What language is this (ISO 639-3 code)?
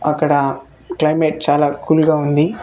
tel